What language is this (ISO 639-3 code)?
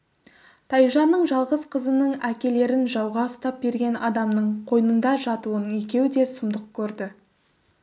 kaz